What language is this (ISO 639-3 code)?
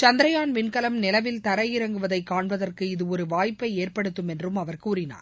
tam